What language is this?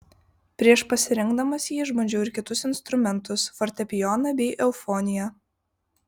Lithuanian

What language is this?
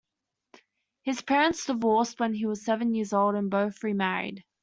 English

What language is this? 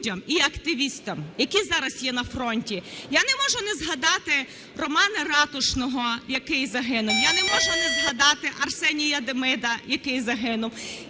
Ukrainian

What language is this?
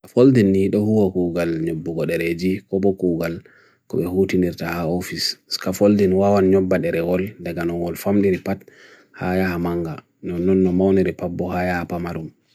Bagirmi Fulfulde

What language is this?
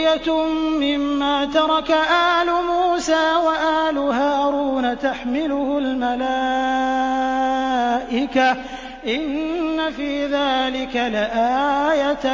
Arabic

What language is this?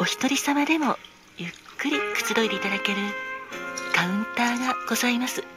Japanese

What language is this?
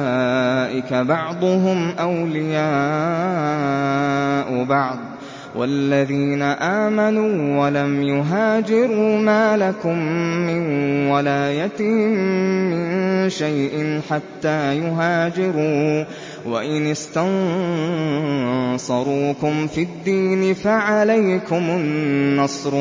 Arabic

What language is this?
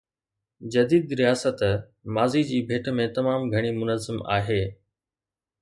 Sindhi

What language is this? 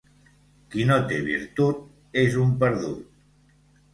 Catalan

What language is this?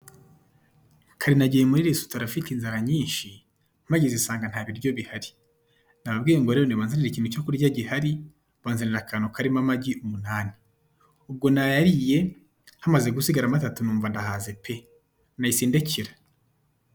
Kinyarwanda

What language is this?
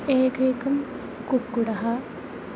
Sanskrit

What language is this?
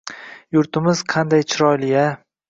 Uzbek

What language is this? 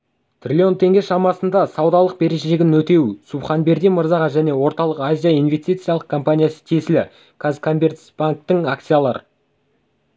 Kazakh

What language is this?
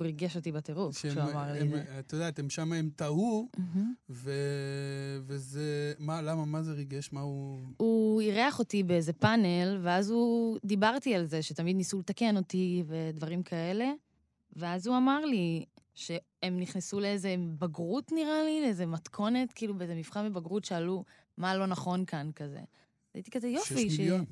Hebrew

